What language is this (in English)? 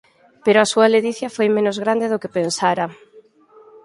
Galician